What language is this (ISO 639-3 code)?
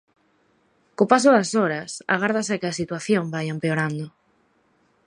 glg